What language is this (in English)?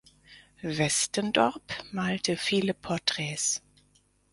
German